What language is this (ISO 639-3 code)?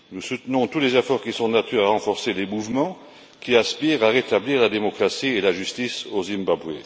fra